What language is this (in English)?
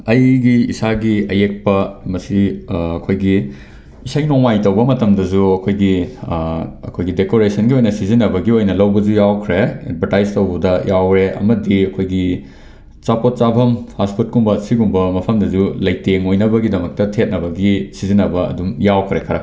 Manipuri